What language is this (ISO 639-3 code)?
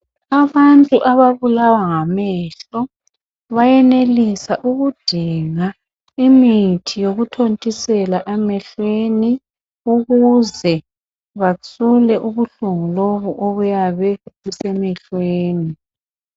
nde